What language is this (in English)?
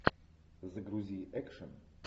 Russian